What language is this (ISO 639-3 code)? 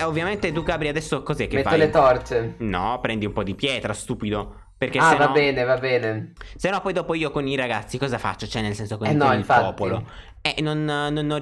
ita